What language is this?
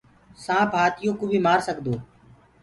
Gurgula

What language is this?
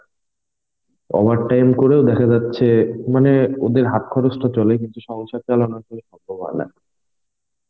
Bangla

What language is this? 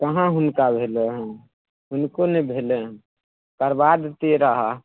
Maithili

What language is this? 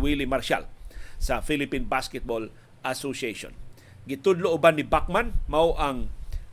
Filipino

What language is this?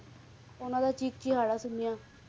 Punjabi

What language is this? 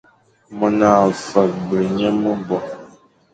Fang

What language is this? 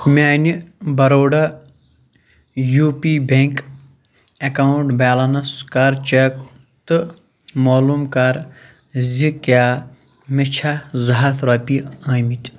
Kashmiri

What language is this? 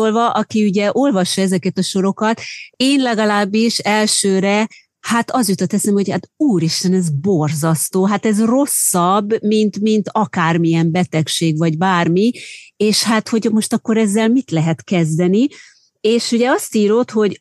Hungarian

